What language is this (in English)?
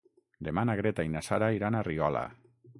Catalan